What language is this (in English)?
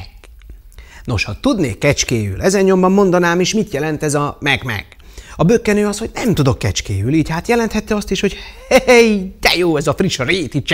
Hungarian